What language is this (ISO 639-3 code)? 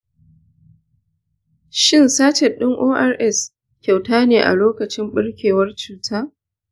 hau